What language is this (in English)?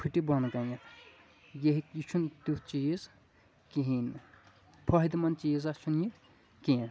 Kashmiri